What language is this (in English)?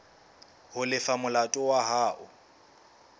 Southern Sotho